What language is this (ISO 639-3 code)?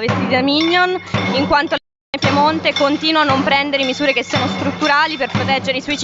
ita